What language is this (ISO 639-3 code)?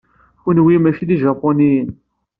kab